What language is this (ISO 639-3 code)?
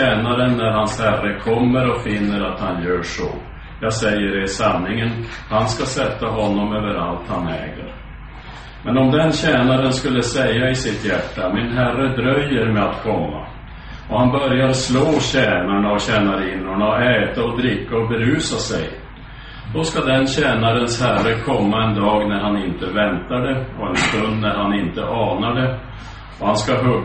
swe